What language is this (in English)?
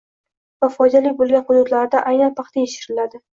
Uzbek